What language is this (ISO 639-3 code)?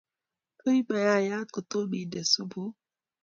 kln